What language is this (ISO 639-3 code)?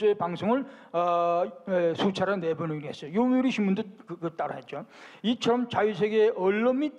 kor